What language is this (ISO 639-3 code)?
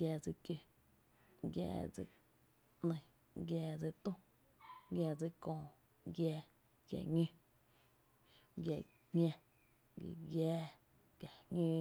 cte